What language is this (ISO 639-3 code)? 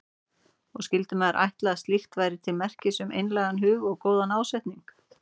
isl